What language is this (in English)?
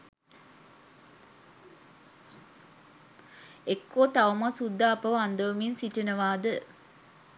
Sinhala